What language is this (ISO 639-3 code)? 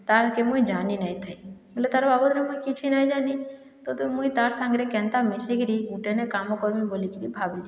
ori